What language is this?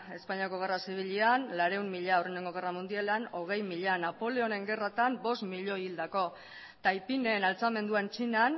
Basque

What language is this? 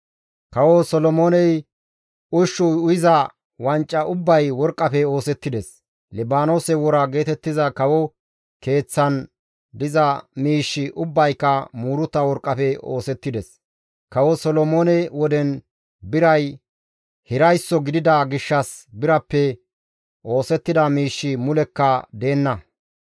Gamo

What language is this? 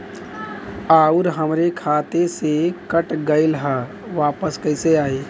Bhojpuri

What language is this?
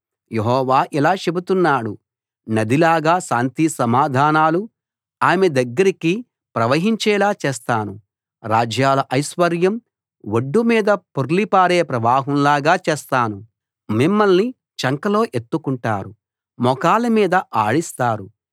Telugu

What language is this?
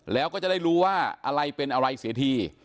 Thai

